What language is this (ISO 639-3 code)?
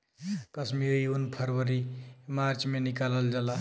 bho